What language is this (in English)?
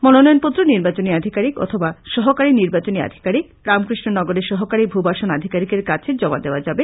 Bangla